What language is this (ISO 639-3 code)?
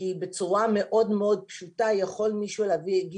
heb